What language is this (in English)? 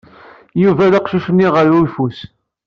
Kabyle